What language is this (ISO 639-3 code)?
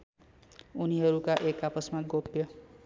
nep